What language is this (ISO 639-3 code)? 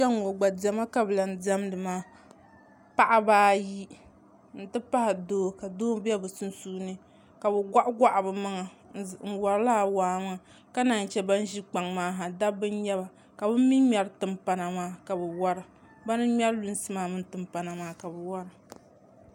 dag